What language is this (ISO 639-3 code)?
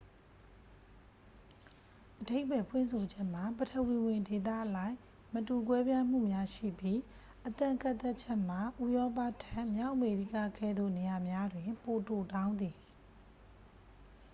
mya